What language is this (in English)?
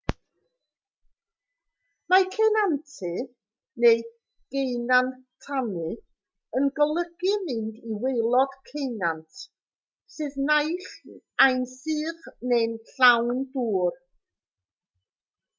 Welsh